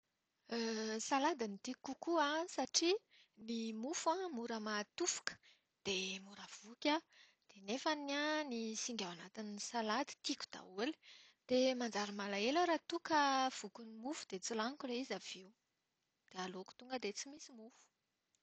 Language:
Malagasy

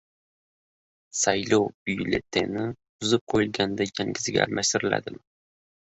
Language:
Uzbek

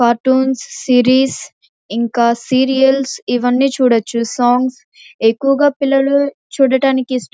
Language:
Telugu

